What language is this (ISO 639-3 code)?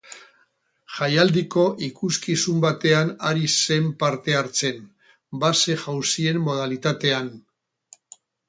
eus